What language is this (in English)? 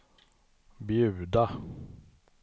Swedish